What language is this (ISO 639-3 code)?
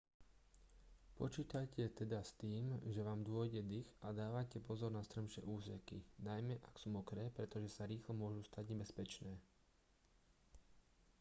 slk